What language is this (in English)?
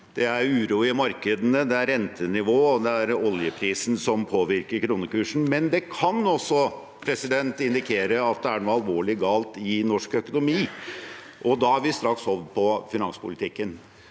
Norwegian